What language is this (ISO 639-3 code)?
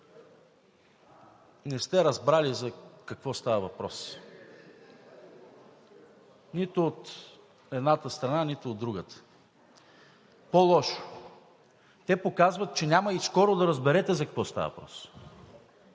bul